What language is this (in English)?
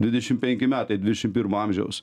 Lithuanian